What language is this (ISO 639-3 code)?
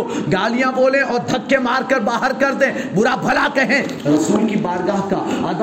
urd